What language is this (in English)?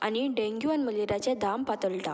Konkani